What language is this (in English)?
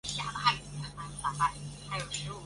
Chinese